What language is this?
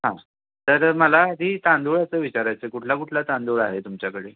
Marathi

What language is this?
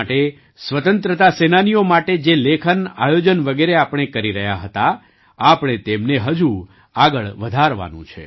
Gujarati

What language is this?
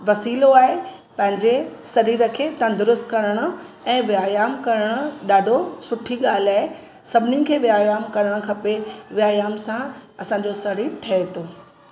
Sindhi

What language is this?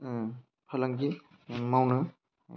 Bodo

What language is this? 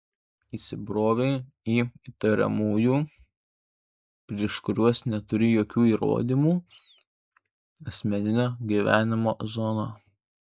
Lithuanian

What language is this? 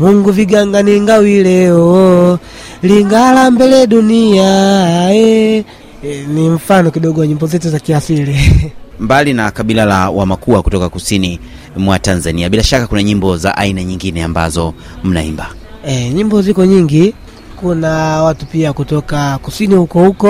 Swahili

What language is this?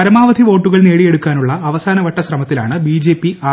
Malayalam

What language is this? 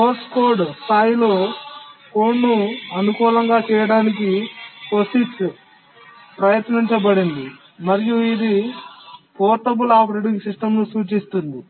Telugu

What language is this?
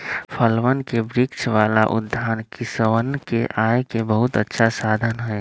Magahi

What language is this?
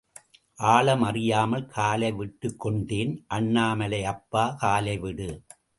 Tamil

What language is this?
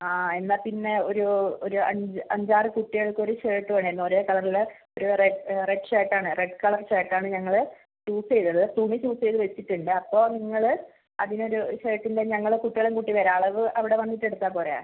Malayalam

